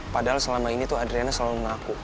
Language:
Indonesian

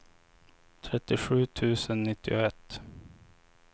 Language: Swedish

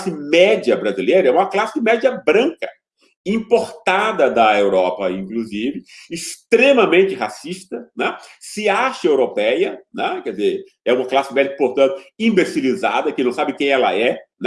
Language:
Portuguese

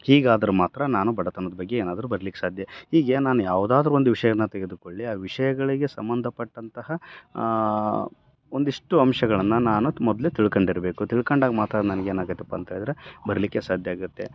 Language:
Kannada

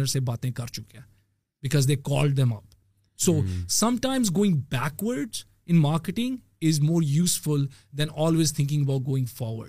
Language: Urdu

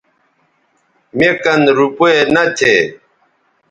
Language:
Bateri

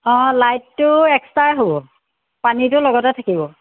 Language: Assamese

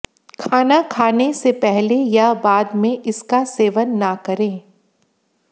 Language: Hindi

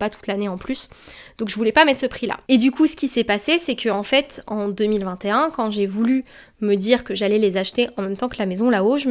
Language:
French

